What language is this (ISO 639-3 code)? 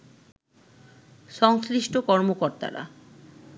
ben